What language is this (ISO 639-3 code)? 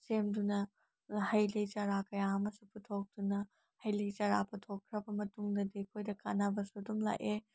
mni